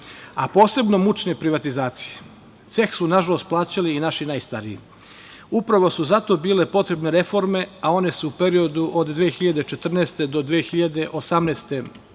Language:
Serbian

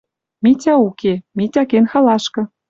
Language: Western Mari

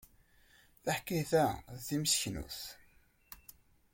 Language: Kabyle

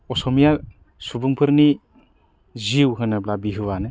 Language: Bodo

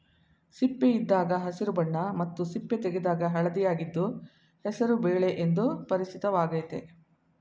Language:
Kannada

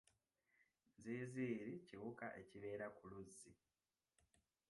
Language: Ganda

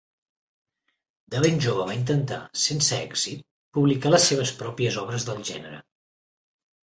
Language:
Catalan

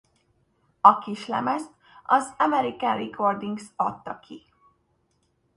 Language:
Hungarian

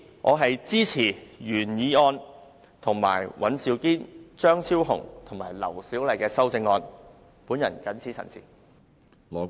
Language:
Cantonese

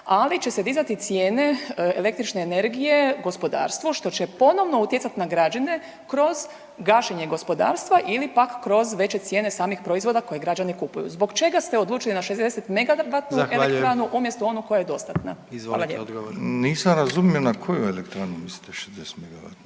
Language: Croatian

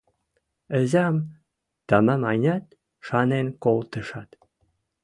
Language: Western Mari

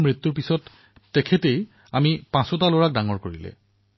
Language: Assamese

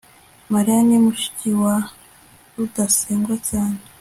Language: Kinyarwanda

